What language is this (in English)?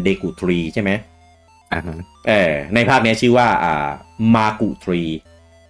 Thai